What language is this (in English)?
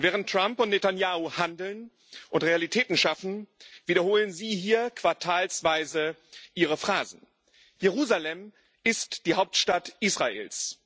German